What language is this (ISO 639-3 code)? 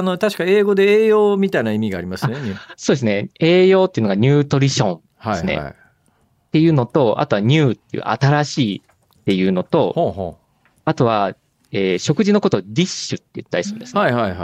jpn